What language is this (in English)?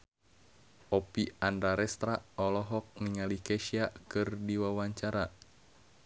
Sundanese